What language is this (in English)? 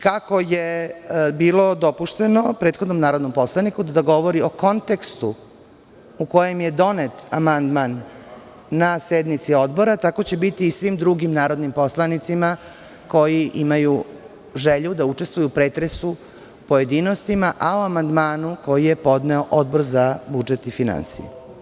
Serbian